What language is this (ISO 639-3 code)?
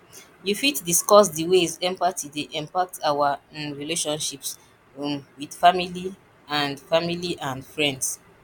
pcm